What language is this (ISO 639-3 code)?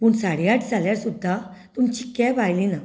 kok